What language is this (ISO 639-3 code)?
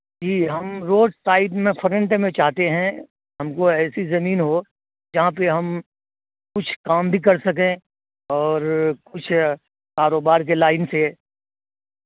urd